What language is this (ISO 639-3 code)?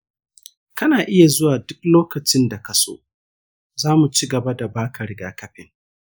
hau